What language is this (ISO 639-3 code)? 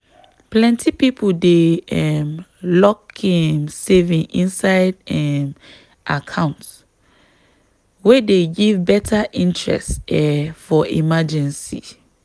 pcm